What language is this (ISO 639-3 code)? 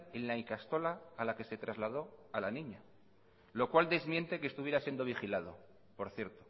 spa